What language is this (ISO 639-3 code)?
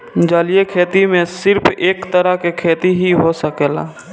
bho